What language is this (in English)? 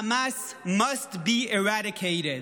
Hebrew